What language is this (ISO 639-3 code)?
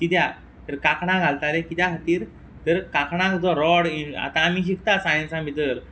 kok